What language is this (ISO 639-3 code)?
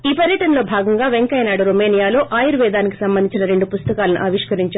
tel